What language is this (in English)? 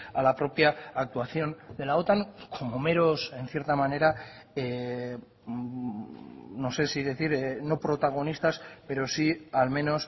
Spanish